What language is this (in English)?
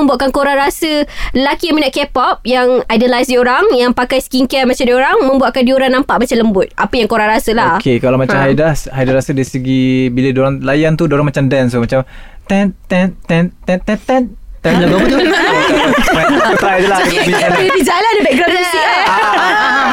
Malay